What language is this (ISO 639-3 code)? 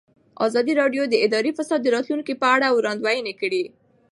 pus